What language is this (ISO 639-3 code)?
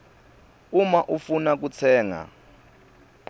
ssw